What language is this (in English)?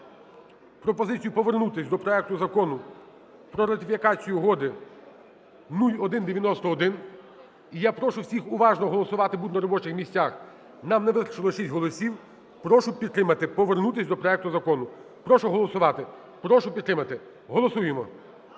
Ukrainian